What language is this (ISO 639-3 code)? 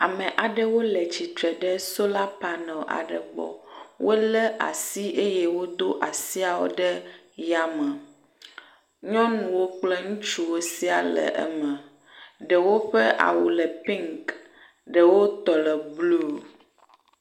ewe